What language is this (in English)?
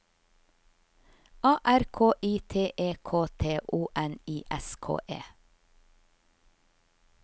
Norwegian